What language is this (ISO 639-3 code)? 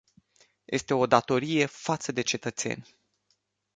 ron